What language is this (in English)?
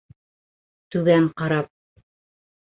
Bashkir